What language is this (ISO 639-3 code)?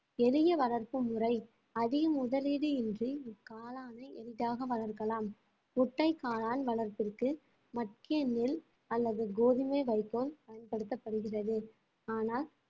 tam